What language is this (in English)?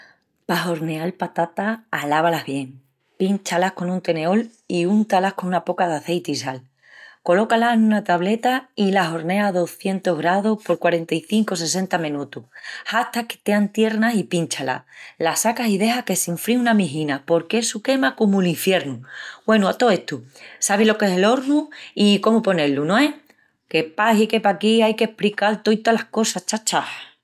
Extremaduran